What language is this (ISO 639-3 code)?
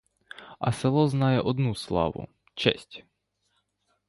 ukr